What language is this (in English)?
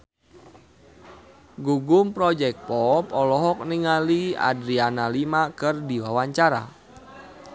Sundanese